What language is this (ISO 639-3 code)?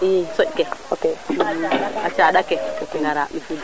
srr